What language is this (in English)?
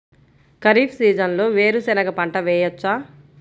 Telugu